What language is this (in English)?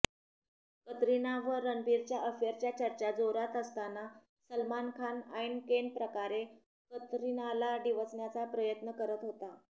Marathi